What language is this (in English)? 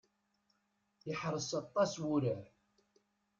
Kabyle